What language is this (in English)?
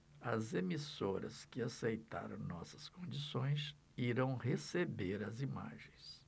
Portuguese